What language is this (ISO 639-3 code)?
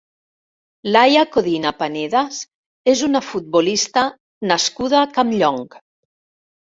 cat